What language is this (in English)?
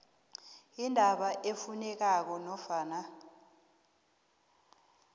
South Ndebele